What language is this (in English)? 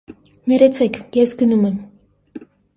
Armenian